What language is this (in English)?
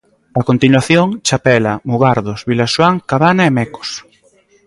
Galician